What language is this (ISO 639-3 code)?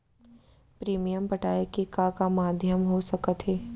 hne